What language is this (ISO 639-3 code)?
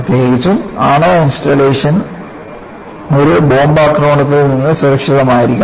mal